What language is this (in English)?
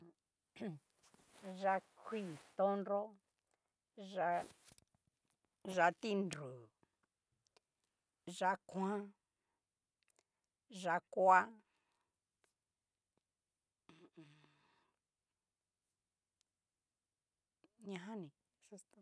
Cacaloxtepec Mixtec